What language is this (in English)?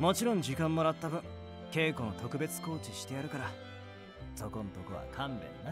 Japanese